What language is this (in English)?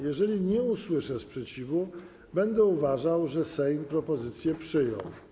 Polish